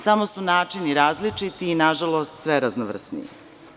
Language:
Serbian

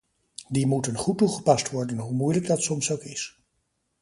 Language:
Dutch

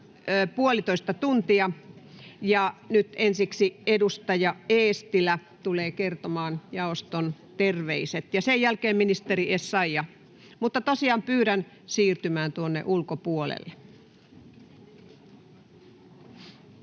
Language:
Finnish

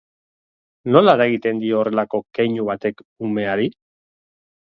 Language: Basque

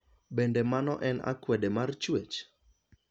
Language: Luo (Kenya and Tanzania)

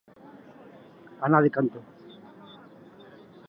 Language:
Catalan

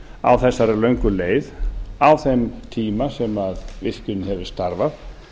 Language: Icelandic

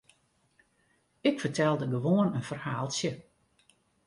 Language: Western Frisian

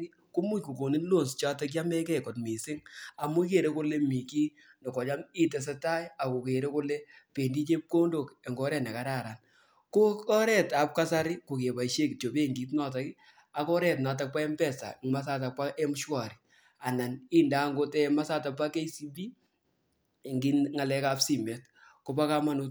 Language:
Kalenjin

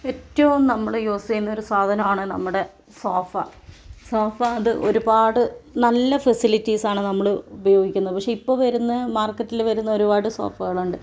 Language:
Malayalam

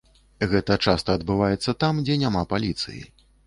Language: Belarusian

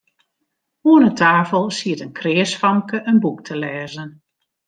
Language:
Western Frisian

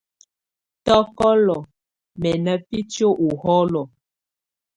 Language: Tunen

